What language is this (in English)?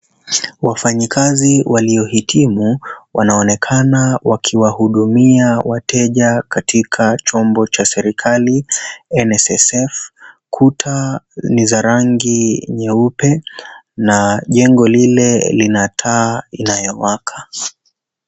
Swahili